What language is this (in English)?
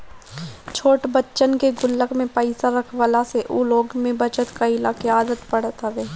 Bhojpuri